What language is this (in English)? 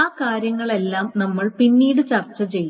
Malayalam